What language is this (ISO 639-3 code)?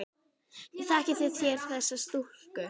isl